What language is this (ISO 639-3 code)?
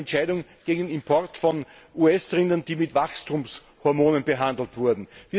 deu